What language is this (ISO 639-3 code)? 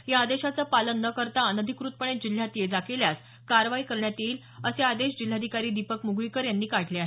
mar